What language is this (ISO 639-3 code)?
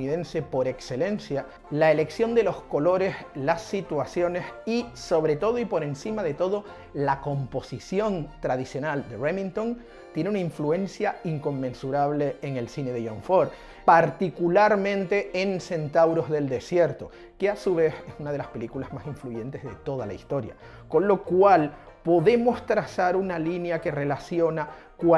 spa